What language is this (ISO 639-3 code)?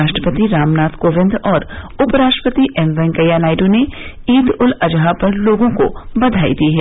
hin